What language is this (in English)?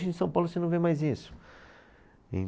Portuguese